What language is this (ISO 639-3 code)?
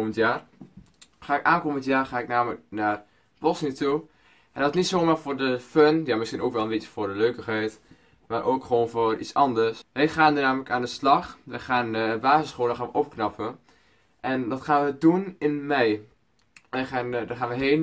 nld